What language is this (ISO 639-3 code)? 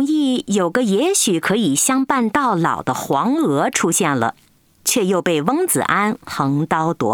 zho